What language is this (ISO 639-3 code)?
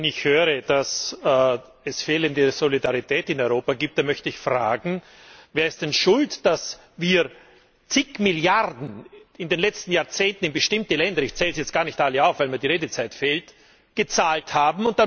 deu